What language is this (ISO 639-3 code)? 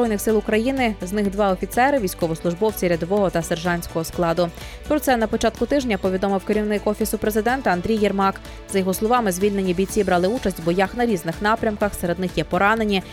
ukr